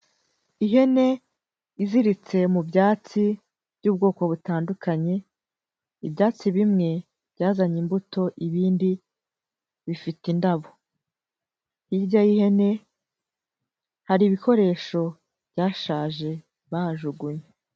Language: Kinyarwanda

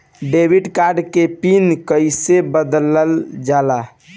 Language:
Bhojpuri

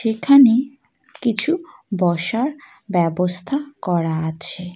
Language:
Bangla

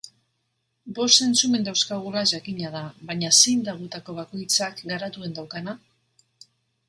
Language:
Basque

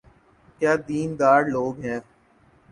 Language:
Urdu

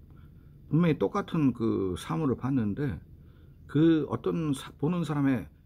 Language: Korean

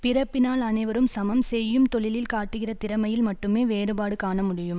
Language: Tamil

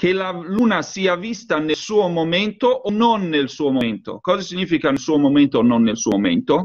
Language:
Italian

